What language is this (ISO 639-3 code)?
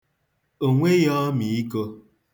ibo